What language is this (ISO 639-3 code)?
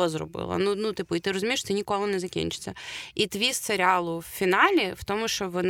ukr